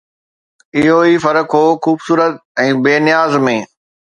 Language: Sindhi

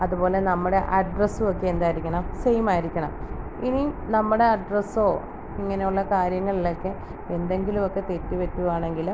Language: Malayalam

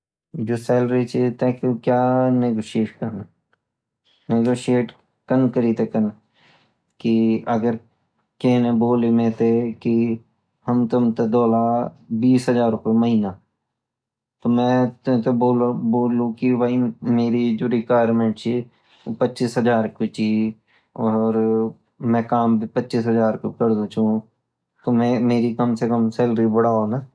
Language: Garhwali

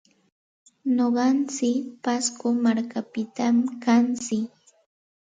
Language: Santa Ana de Tusi Pasco Quechua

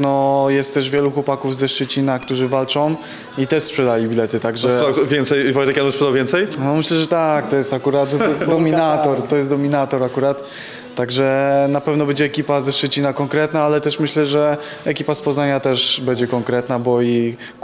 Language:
Polish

